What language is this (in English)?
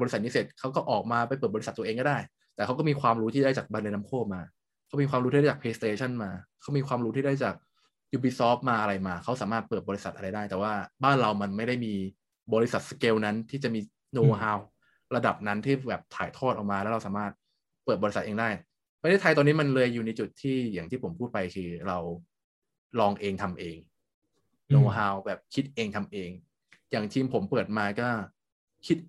Thai